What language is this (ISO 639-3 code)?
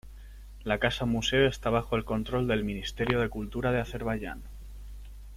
spa